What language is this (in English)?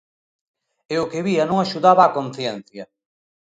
Galician